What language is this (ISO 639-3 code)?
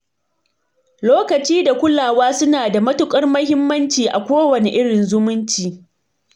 hau